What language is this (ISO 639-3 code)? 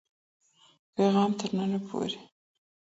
pus